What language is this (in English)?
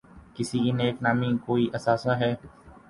Urdu